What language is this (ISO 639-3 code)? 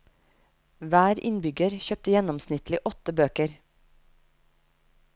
nor